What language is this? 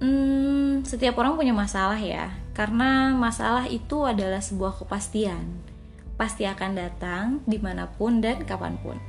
Indonesian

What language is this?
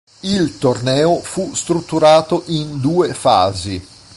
Italian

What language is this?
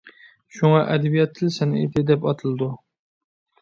Uyghur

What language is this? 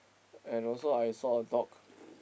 English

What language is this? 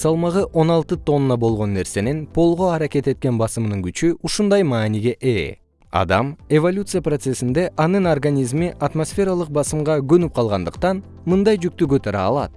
Kyrgyz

